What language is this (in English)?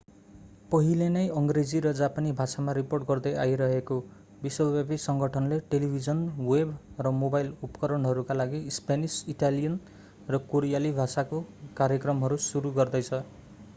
Nepali